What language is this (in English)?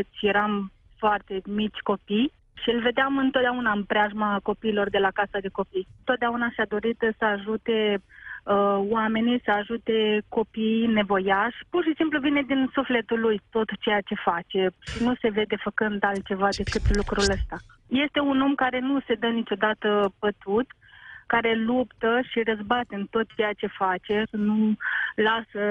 Romanian